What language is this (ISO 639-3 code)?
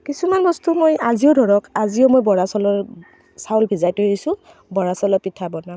asm